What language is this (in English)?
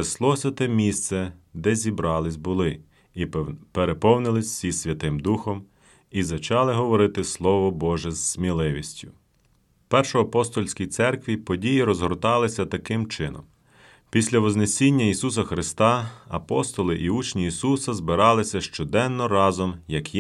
Ukrainian